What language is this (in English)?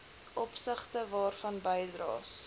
Afrikaans